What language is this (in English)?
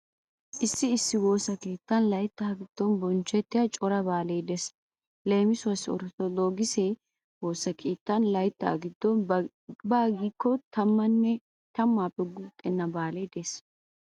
Wolaytta